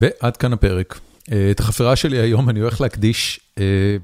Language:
Hebrew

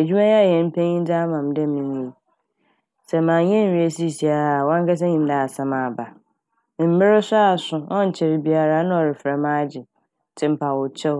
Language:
Akan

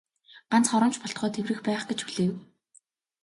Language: Mongolian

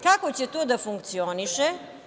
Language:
Serbian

